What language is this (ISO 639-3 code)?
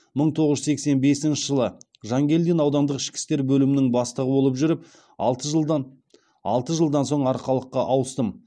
kaz